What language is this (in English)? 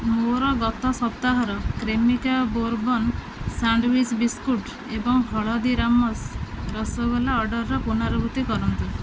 Odia